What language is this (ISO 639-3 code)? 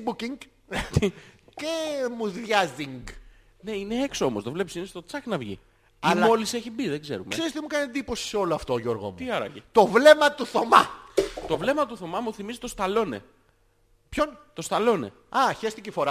ell